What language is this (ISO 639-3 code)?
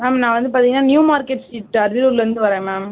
tam